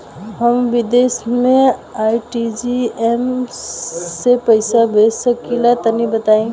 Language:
Bhojpuri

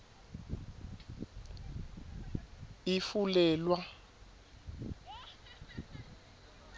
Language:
Swati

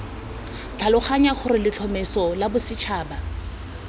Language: Tswana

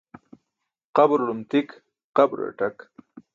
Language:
Burushaski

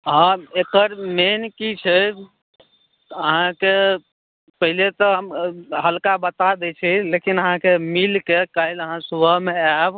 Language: Maithili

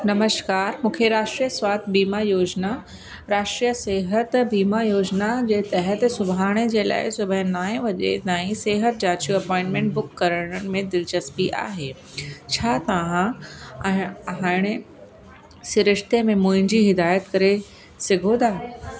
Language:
Sindhi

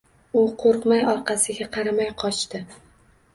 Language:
Uzbek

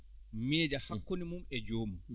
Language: Fula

